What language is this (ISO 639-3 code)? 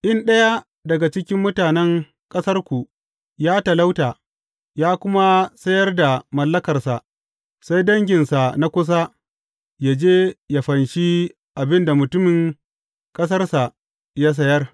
hau